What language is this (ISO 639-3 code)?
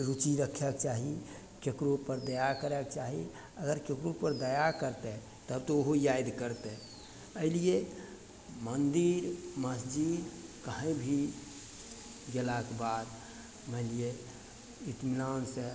mai